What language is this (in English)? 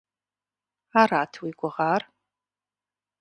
Kabardian